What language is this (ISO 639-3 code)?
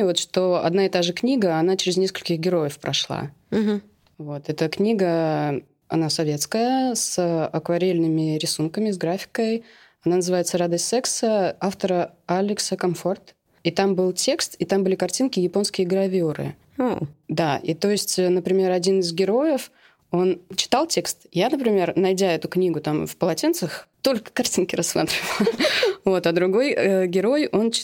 rus